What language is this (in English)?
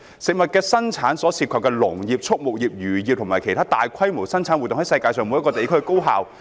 Cantonese